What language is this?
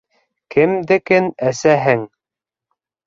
Bashkir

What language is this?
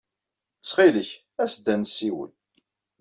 Kabyle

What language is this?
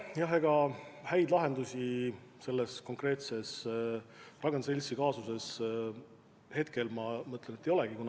Estonian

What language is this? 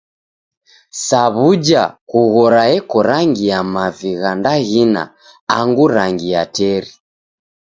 Taita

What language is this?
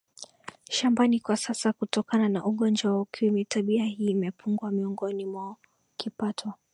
Swahili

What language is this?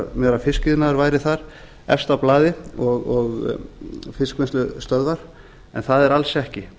Icelandic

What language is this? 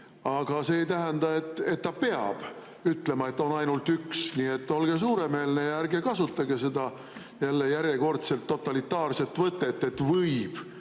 Estonian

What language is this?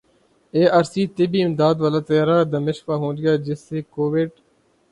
Urdu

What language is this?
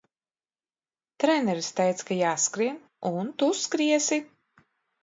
Latvian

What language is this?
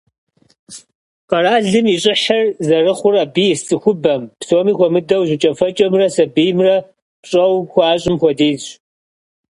Kabardian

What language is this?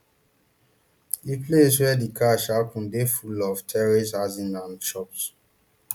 Nigerian Pidgin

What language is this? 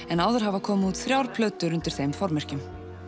Icelandic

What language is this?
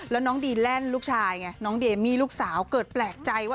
Thai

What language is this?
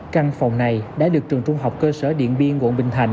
Vietnamese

